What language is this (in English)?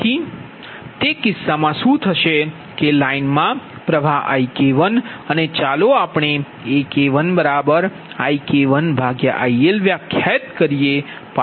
Gujarati